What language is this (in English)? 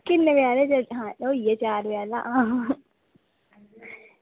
Dogri